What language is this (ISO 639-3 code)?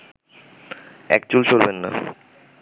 ben